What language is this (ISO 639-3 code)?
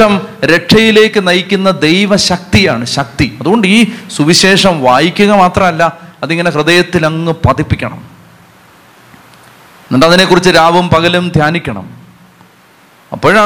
mal